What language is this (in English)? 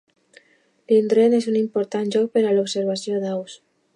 Catalan